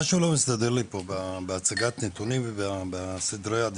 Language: Hebrew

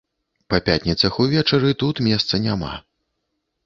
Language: Belarusian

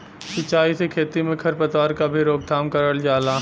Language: Bhojpuri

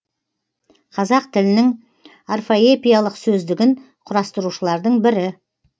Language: Kazakh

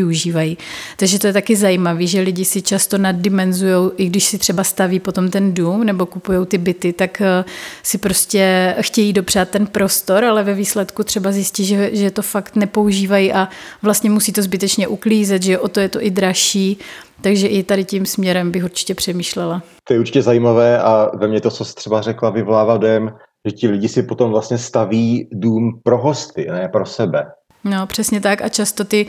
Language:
Czech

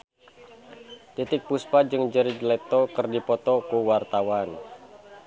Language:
Sundanese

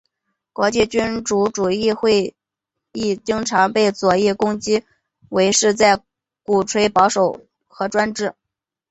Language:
Chinese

